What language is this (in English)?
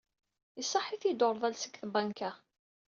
Kabyle